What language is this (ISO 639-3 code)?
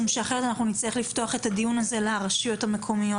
heb